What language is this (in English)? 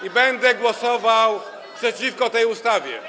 Polish